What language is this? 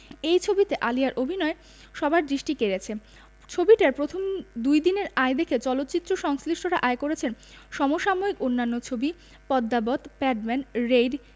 Bangla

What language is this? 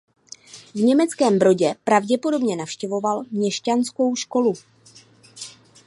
Czech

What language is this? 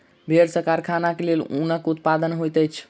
Maithili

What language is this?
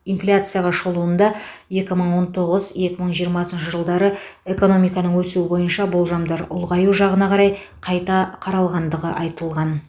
Kazakh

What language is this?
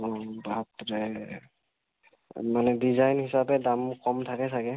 Assamese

